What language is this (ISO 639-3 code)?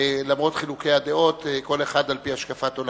heb